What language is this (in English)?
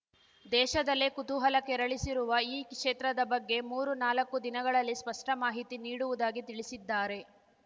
Kannada